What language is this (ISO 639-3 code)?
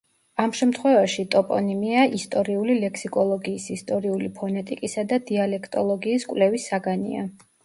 kat